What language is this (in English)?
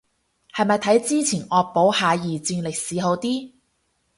Cantonese